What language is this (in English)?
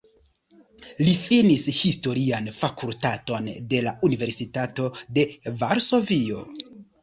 Esperanto